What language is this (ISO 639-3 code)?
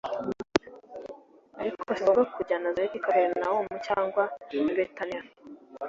kin